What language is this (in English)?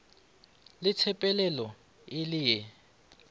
Northern Sotho